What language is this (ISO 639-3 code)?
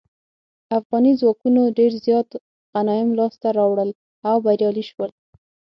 pus